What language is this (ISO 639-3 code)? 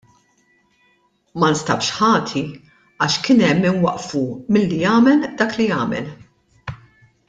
mlt